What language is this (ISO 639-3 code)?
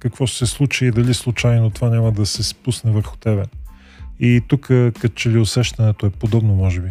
bul